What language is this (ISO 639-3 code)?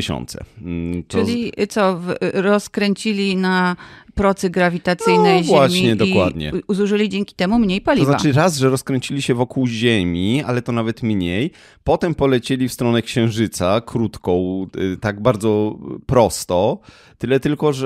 pol